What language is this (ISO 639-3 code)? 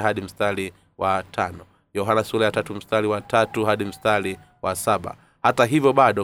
swa